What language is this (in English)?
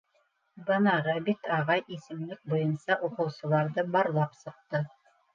Bashkir